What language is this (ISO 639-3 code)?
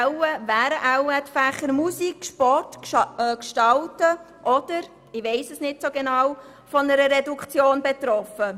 gsw